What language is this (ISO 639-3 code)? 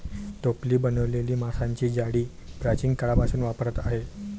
mar